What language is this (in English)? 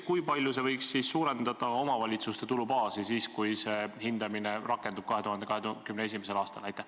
Estonian